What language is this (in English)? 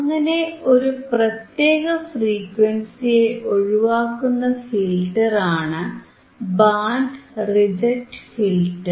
Malayalam